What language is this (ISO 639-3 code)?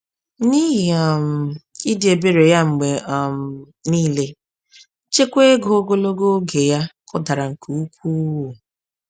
ibo